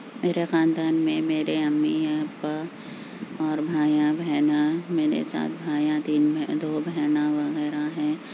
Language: Urdu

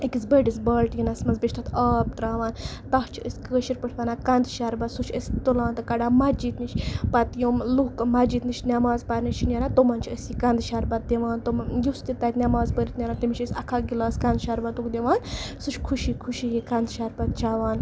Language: Kashmiri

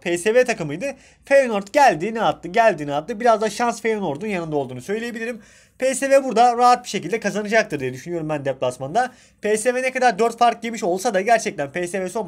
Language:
Turkish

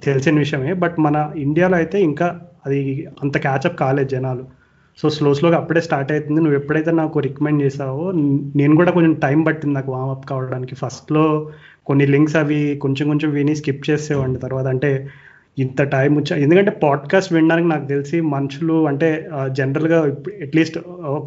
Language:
Telugu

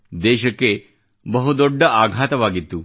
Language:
Kannada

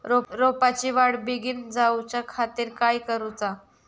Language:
Marathi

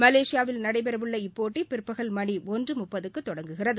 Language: Tamil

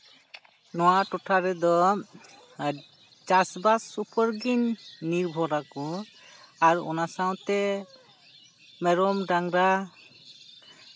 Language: Santali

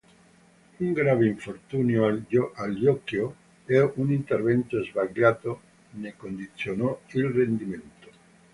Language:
Italian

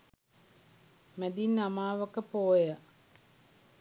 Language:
Sinhala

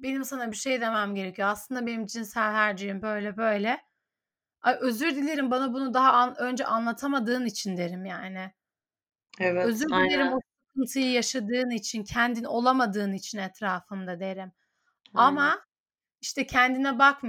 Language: Turkish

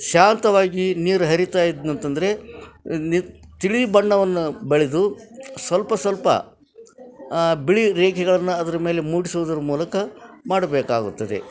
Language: Kannada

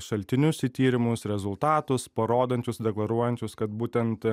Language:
Lithuanian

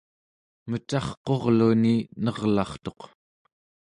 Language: Central Yupik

